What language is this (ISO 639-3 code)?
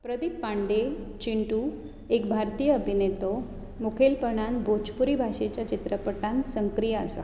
kok